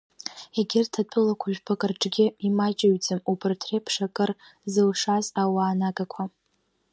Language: Abkhazian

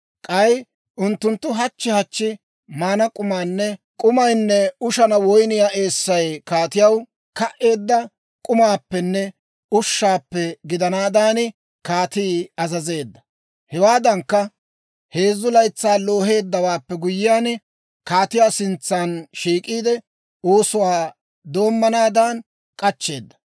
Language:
Dawro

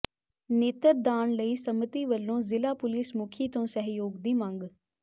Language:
Punjabi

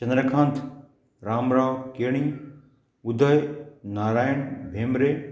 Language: Konkani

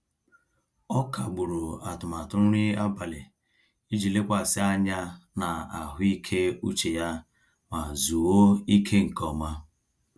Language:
Igbo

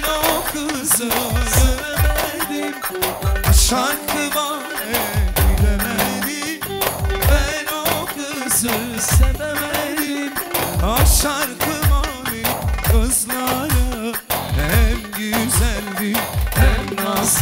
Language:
Turkish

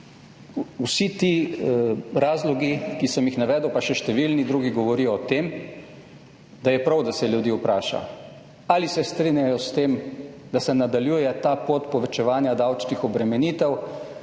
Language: Slovenian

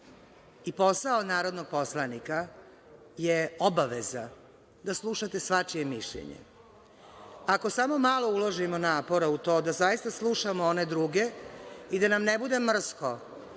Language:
Serbian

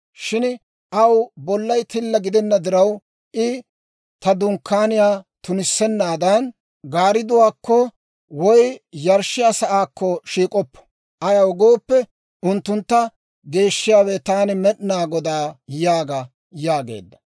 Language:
Dawro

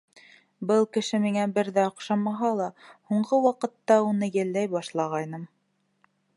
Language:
Bashkir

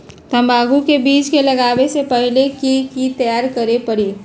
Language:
Magahi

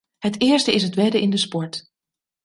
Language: Dutch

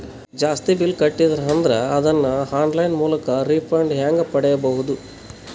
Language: Kannada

